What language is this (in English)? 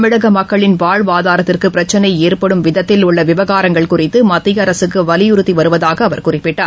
Tamil